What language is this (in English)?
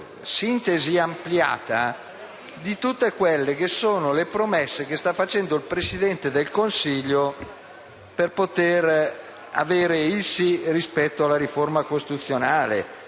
Italian